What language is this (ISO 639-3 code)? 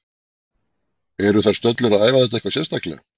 isl